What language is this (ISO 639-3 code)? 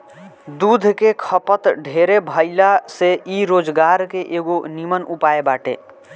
bho